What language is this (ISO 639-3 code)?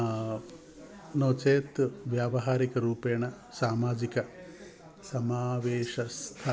san